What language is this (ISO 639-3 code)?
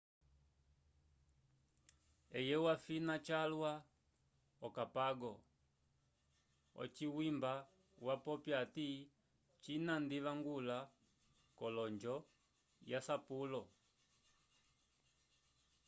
umb